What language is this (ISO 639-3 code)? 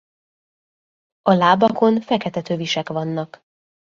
hun